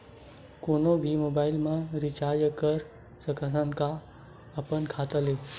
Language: Chhattisgarhi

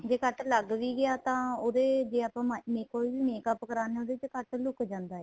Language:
Punjabi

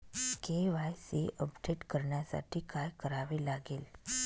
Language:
Marathi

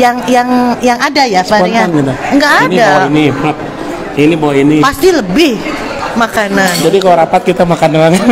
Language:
Indonesian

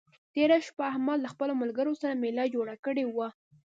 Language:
Pashto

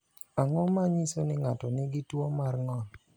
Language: Luo (Kenya and Tanzania)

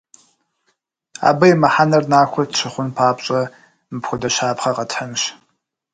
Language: Kabardian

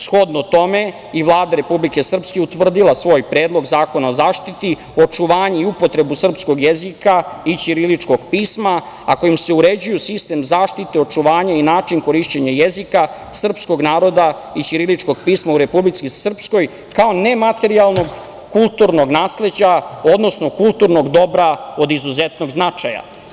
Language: Serbian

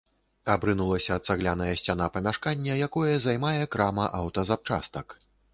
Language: Belarusian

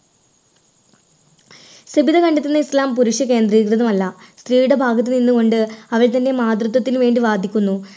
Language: Malayalam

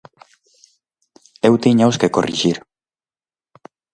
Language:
Galician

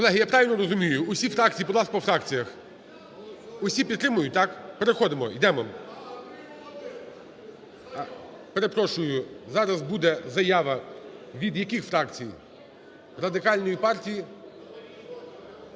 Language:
Ukrainian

